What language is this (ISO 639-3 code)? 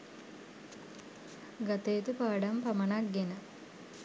sin